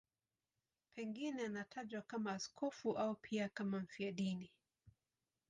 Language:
Swahili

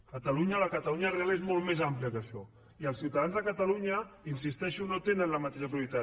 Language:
Catalan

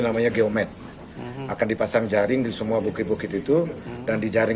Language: Indonesian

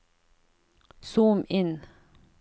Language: Norwegian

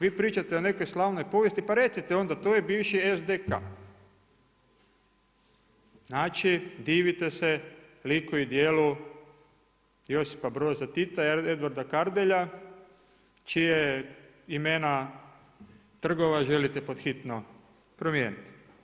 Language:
Croatian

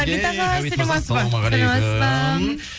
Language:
Kazakh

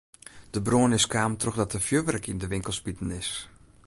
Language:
Western Frisian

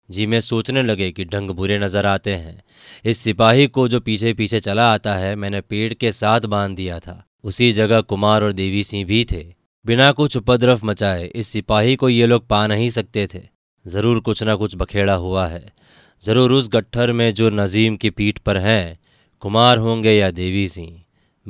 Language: Hindi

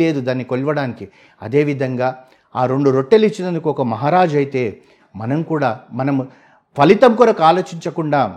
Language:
Telugu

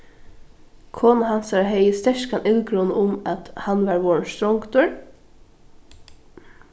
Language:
Faroese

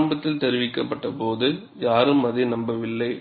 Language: Tamil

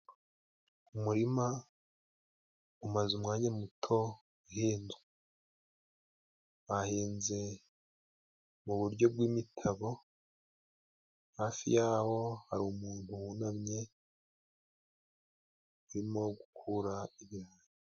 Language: Kinyarwanda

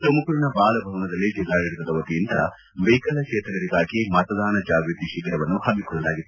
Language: Kannada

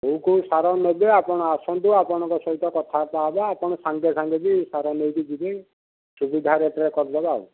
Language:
Odia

